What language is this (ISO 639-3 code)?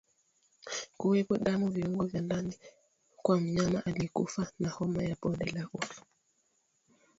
swa